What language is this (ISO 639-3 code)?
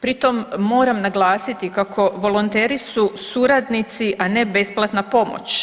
hrv